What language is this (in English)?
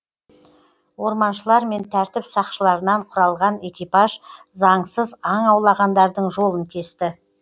Kazakh